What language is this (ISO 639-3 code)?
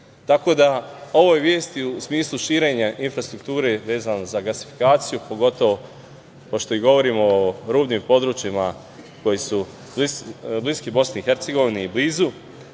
srp